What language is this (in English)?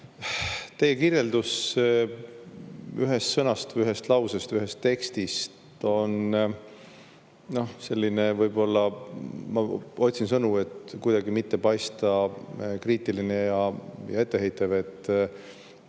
Estonian